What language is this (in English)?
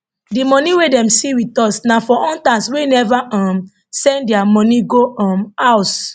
Nigerian Pidgin